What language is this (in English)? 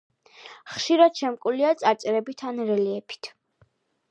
Georgian